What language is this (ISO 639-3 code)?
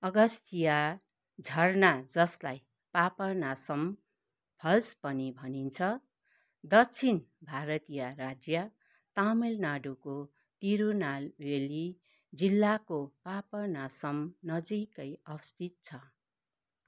nep